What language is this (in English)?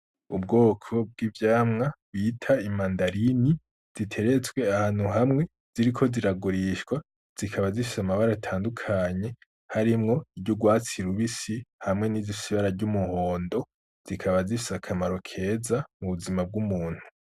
Rundi